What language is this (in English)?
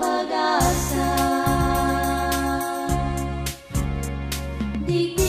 Vietnamese